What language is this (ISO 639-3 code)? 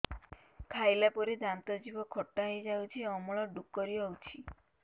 ori